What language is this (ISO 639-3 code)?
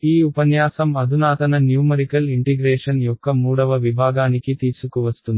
tel